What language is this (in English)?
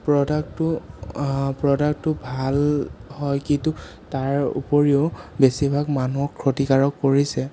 Assamese